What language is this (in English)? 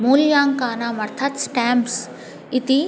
Sanskrit